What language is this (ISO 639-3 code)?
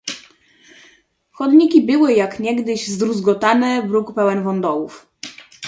pol